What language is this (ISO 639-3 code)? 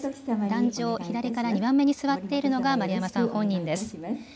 jpn